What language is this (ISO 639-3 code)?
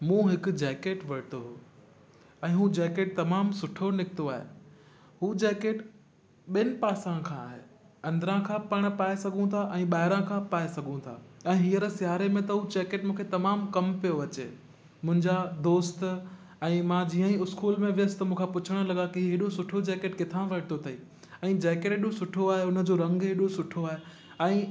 snd